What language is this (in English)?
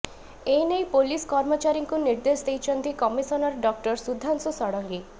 Odia